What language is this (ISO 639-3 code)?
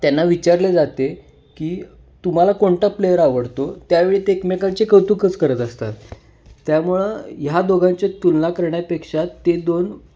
mar